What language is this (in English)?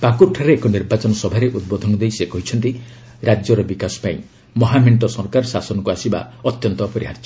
Odia